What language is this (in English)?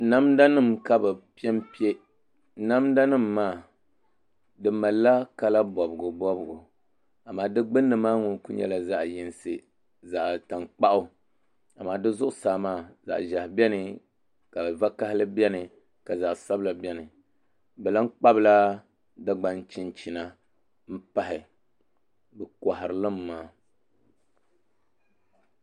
Dagbani